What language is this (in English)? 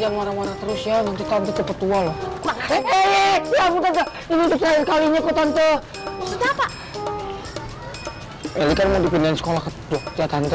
Indonesian